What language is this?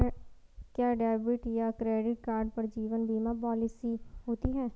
Hindi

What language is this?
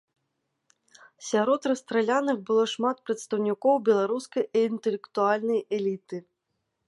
Belarusian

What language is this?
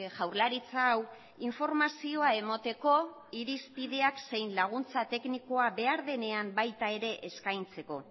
Basque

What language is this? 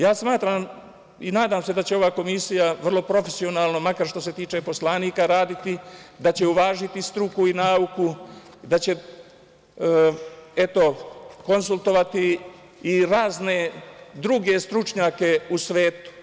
Serbian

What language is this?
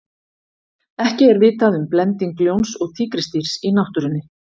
Icelandic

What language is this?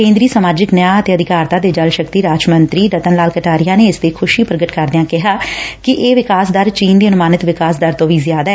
Punjabi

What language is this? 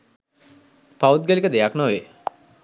Sinhala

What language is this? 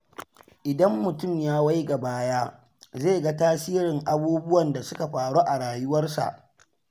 Hausa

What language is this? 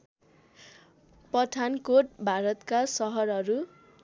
Nepali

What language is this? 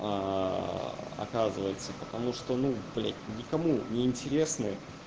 Russian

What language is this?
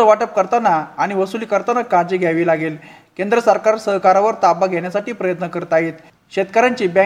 Marathi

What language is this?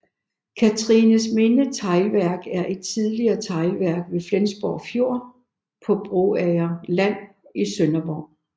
Danish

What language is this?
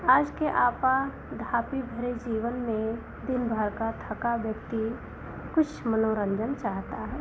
Hindi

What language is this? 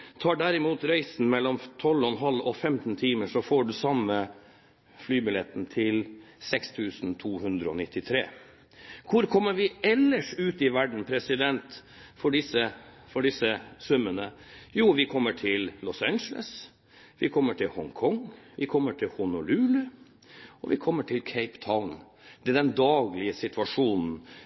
Norwegian Bokmål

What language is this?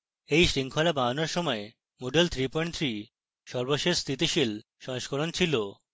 Bangla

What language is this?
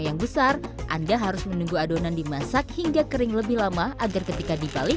Indonesian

